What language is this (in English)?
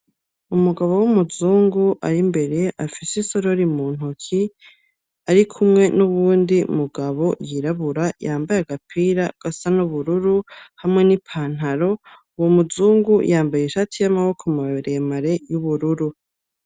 Rundi